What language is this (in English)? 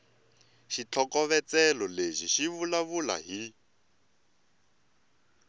Tsonga